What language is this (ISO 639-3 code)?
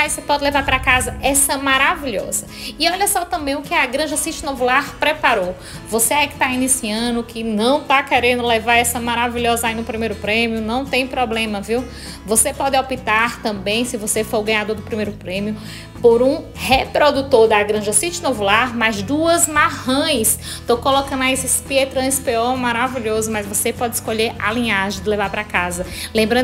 por